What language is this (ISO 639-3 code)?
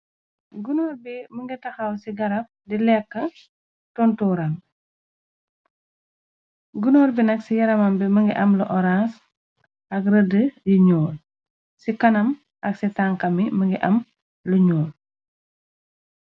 wol